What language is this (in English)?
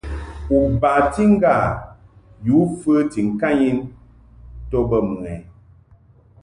Mungaka